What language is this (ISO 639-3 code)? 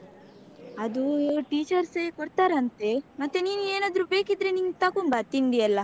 kan